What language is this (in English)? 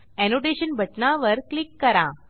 Marathi